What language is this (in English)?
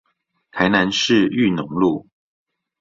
Chinese